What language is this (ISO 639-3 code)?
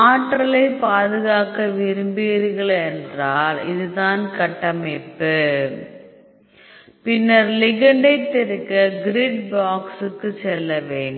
tam